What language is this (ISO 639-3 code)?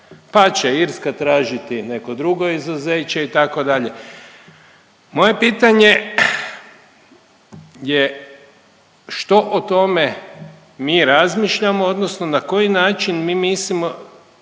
hrv